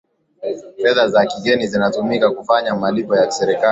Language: Swahili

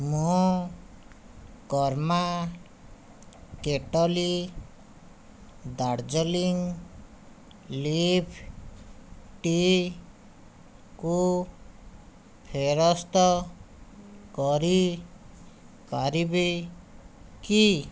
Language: Odia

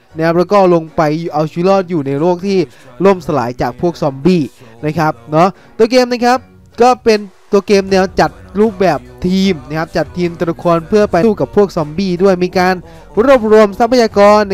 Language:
Thai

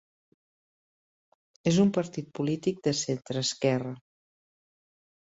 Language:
Catalan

